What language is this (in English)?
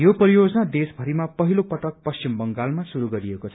Nepali